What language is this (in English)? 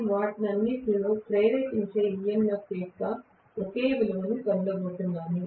Telugu